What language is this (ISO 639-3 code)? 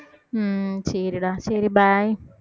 tam